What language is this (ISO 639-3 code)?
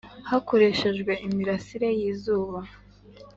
kin